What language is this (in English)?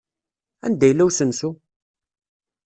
Kabyle